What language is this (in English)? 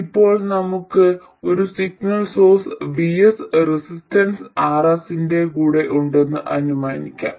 Malayalam